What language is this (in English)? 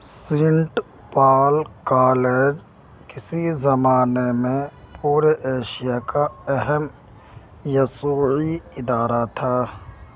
Urdu